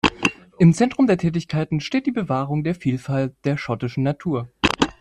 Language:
German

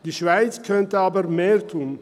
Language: Swiss German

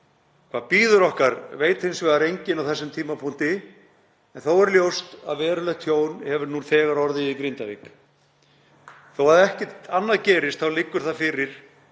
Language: Icelandic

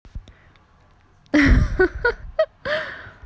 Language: Russian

